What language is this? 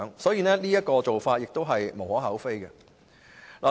Cantonese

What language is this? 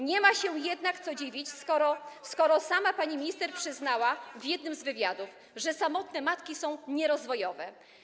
Polish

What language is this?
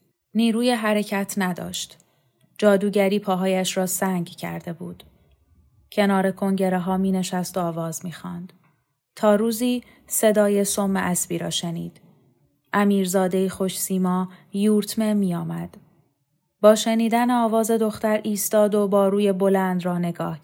Persian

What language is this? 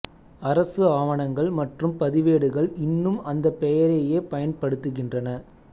Tamil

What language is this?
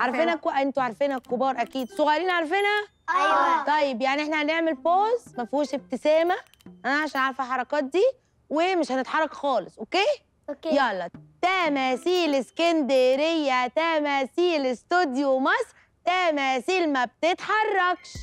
Arabic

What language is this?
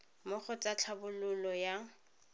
Tswana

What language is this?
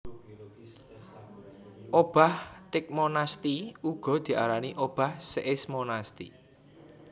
Javanese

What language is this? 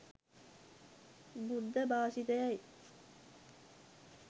Sinhala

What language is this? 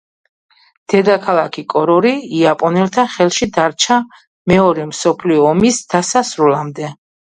Georgian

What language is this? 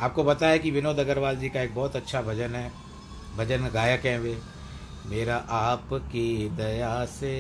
Hindi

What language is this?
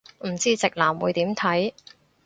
Cantonese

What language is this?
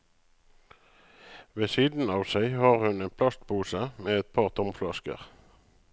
Norwegian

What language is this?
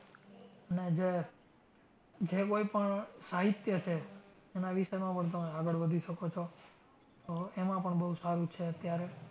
Gujarati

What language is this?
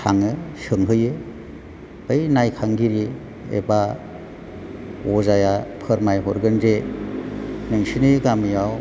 Bodo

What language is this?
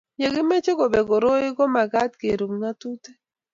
Kalenjin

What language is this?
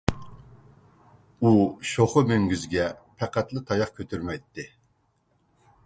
Uyghur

